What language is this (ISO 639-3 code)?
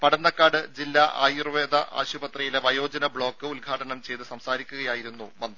mal